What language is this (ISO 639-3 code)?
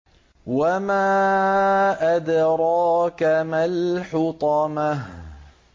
ara